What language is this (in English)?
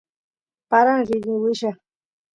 Santiago del Estero Quichua